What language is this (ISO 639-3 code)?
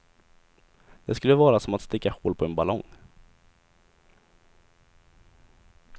swe